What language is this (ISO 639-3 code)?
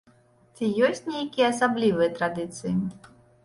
bel